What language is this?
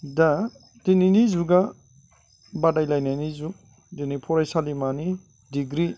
Bodo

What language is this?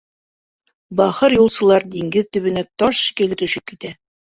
Bashkir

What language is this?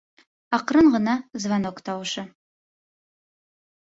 Bashkir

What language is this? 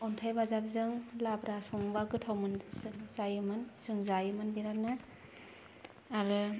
Bodo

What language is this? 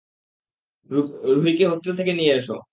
Bangla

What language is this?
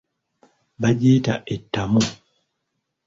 Ganda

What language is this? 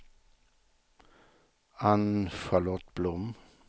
Swedish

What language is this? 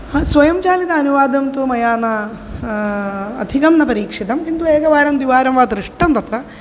Sanskrit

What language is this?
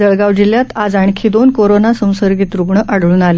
Marathi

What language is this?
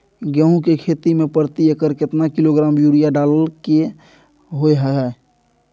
Maithili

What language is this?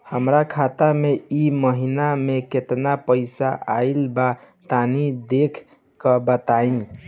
Bhojpuri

